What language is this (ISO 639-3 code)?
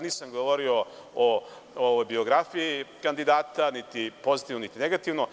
srp